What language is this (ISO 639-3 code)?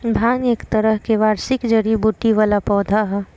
bho